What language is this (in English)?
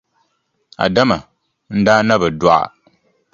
Dagbani